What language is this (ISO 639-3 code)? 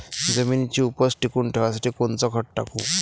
mar